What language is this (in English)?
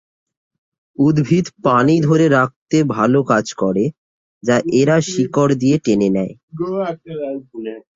Bangla